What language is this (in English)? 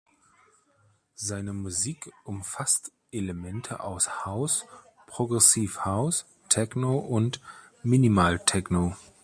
German